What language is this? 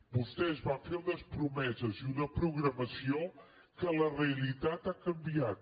Catalan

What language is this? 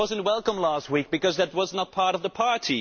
English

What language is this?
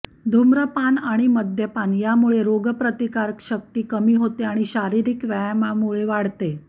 Marathi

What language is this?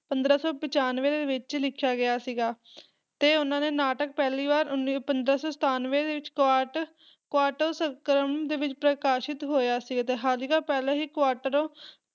Punjabi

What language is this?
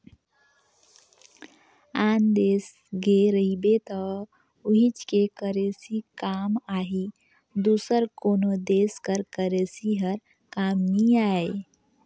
Chhattisgarhi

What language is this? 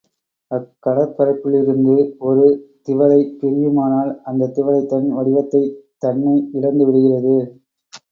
Tamil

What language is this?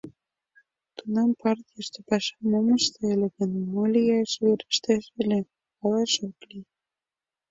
Mari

